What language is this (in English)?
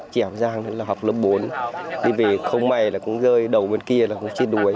Vietnamese